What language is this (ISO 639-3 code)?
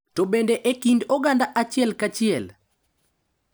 luo